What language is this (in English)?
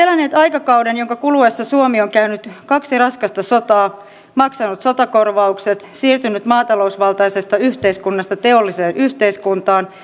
Finnish